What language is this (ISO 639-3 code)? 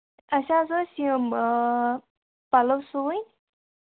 kas